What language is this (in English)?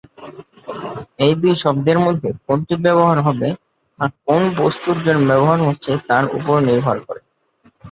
Bangla